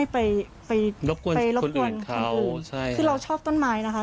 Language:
Thai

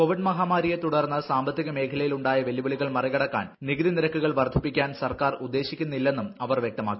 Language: Malayalam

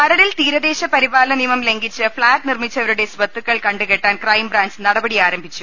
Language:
Malayalam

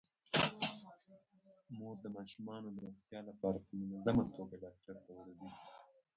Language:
Pashto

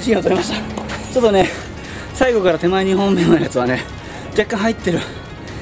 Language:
Japanese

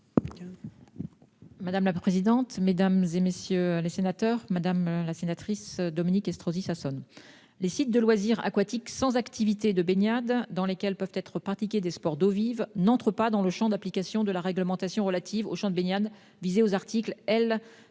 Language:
French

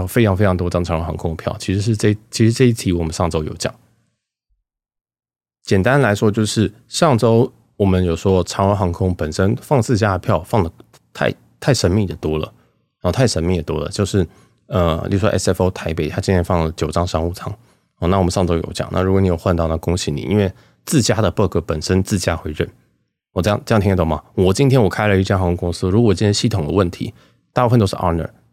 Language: Chinese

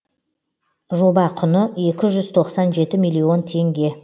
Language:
Kazakh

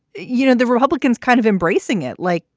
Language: English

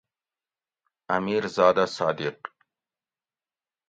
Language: Gawri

